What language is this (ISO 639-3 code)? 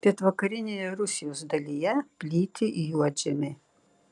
lit